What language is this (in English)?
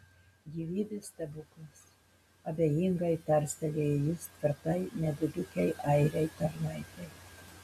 Lithuanian